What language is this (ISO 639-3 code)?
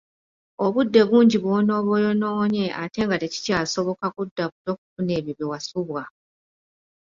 lug